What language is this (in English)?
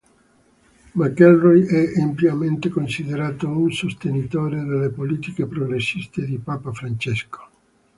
Italian